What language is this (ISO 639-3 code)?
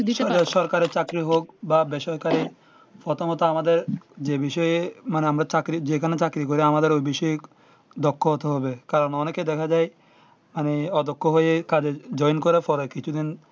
ben